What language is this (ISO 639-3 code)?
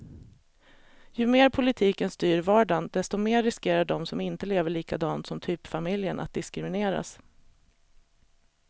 swe